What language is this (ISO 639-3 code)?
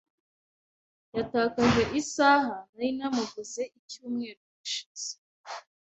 kin